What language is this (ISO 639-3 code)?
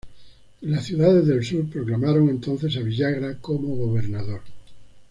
spa